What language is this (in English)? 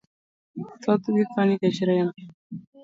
Luo (Kenya and Tanzania)